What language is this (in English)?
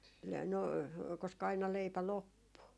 Finnish